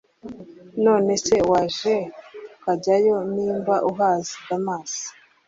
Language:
Kinyarwanda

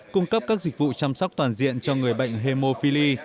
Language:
Vietnamese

